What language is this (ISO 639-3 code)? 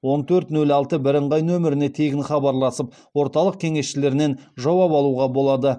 kaz